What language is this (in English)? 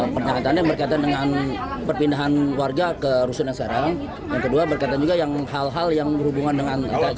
Indonesian